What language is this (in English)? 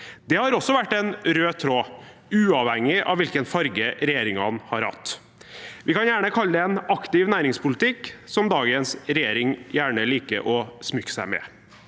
Norwegian